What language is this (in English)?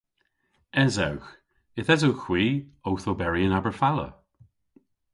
Cornish